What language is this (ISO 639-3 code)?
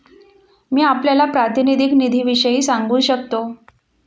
mar